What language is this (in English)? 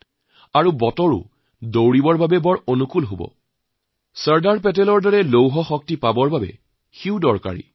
Assamese